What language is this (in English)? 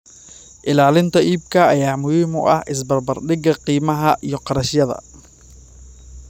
Somali